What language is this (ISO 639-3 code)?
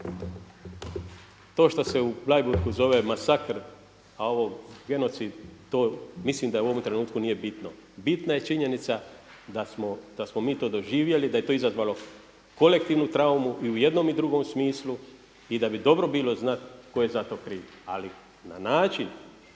hrv